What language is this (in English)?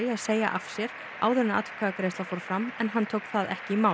Icelandic